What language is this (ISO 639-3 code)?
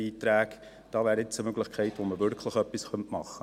gsw